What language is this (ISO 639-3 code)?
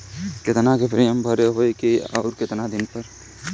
bho